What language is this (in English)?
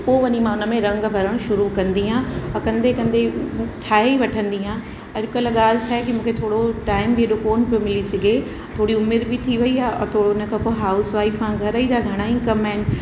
Sindhi